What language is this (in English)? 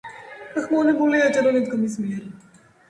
Georgian